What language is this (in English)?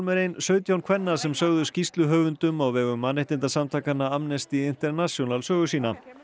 Icelandic